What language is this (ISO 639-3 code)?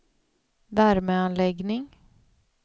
swe